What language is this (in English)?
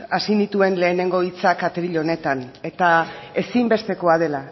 Basque